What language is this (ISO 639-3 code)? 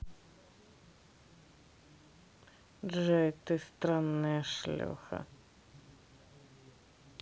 rus